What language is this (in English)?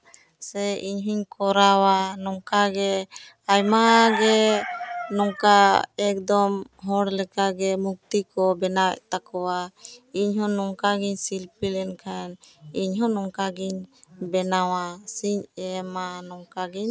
Santali